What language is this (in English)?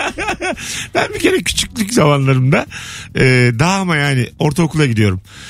Turkish